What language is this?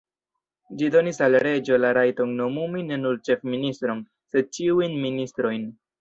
Esperanto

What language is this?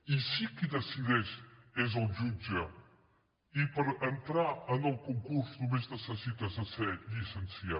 Catalan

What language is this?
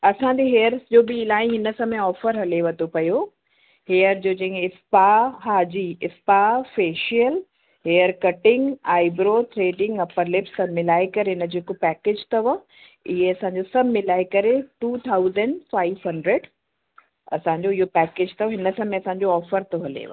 Sindhi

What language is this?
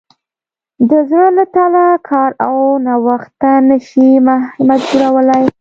Pashto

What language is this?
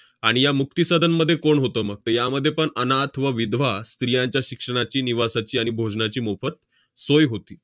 Marathi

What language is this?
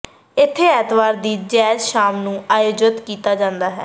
Punjabi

